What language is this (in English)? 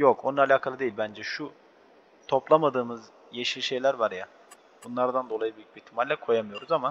Turkish